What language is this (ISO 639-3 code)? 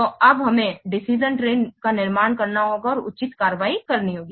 hin